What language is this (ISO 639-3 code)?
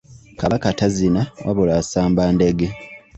lug